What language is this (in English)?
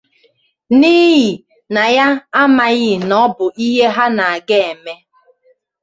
Igbo